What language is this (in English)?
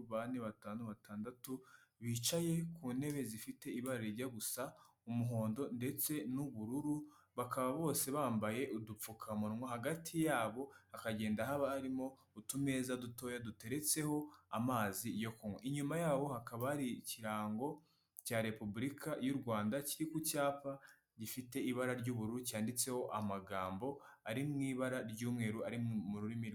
Kinyarwanda